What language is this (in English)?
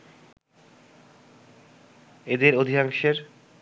Bangla